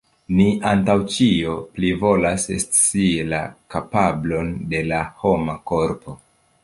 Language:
Esperanto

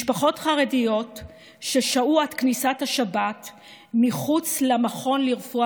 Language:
Hebrew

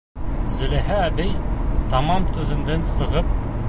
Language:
Bashkir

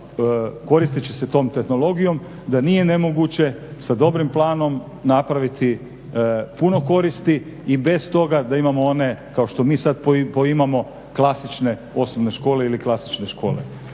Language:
Croatian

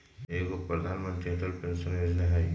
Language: Magahi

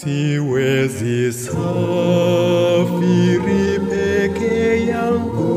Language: Swahili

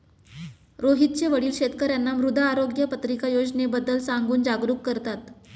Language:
Marathi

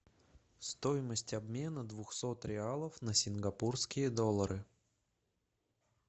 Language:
Russian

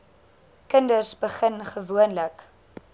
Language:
Afrikaans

